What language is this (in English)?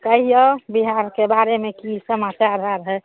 Maithili